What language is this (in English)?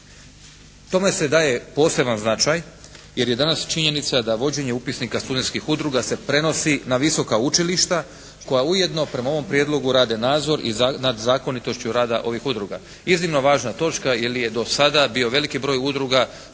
Croatian